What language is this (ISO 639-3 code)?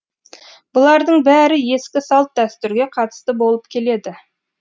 kaz